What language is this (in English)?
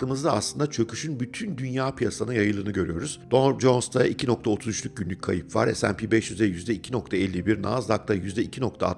Turkish